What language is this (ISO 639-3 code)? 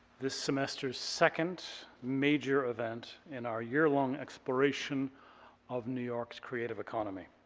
eng